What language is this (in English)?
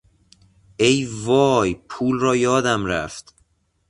Persian